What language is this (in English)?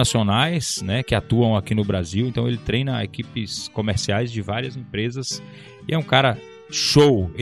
Portuguese